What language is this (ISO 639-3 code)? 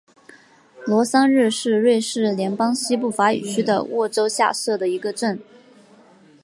zho